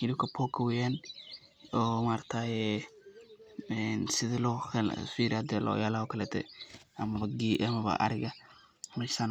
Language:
Somali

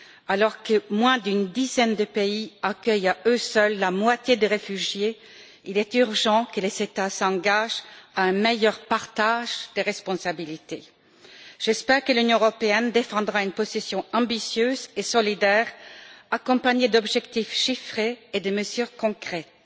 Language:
French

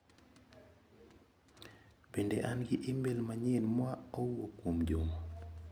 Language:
Luo (Kenya and Tanzania)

